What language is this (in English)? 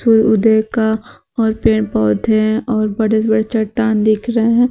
Hindi